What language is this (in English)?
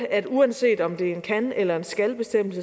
Danish